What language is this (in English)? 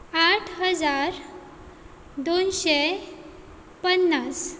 Konkani